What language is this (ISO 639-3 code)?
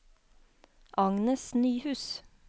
nor